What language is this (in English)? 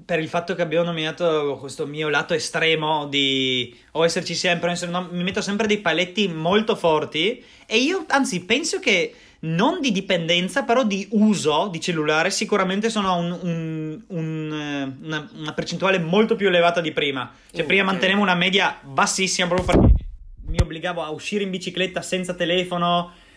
Italian